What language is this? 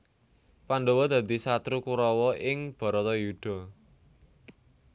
Javanese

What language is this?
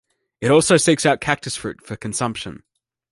English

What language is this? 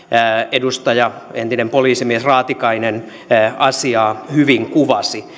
Finnish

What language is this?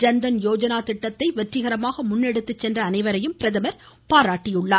Tamil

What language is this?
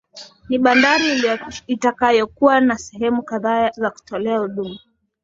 Swahili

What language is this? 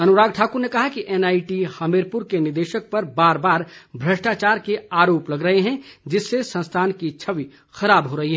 Hindi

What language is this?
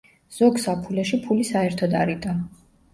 Georgian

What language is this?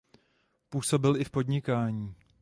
Czech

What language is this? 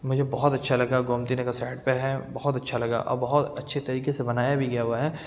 Urdu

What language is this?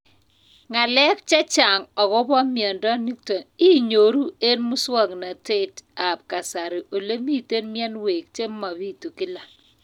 Kalenjin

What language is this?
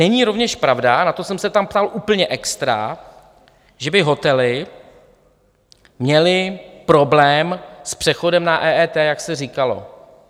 Czech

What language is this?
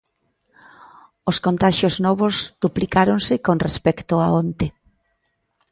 Galician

